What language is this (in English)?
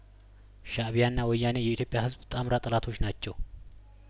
Amharic